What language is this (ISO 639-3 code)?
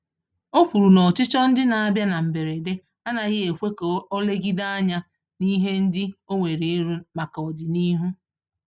ibo